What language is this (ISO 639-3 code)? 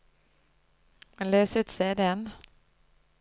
nor